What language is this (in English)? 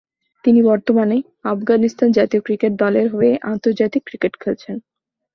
Bangla